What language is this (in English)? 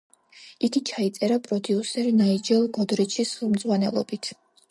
Georgian